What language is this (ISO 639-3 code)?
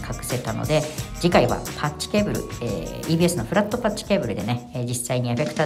jpn